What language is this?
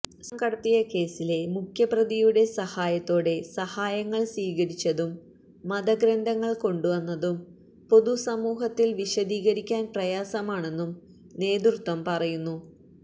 Malayalam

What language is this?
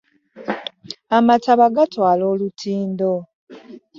Ganda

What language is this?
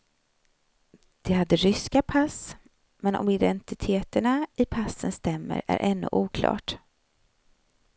Swedish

